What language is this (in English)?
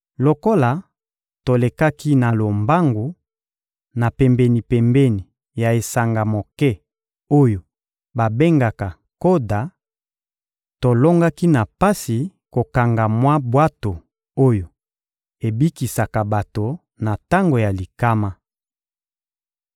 Lingala